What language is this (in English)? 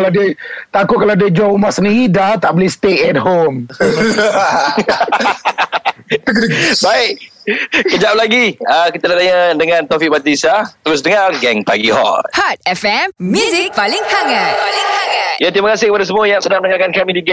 Malay